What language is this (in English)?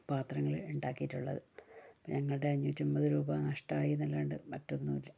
Malayalam